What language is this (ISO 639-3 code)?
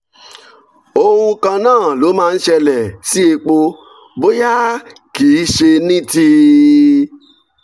yor